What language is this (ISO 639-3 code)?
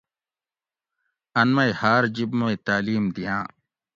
gwc